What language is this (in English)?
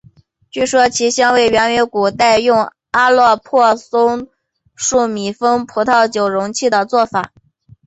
Chinese